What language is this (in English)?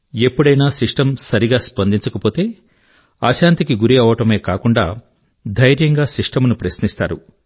Telugu